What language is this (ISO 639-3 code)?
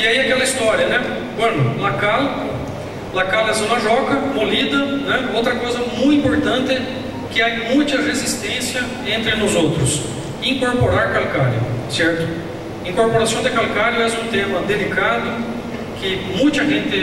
por